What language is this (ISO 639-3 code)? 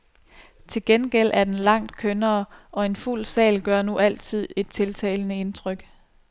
dan